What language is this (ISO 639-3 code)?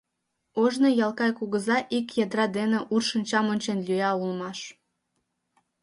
chm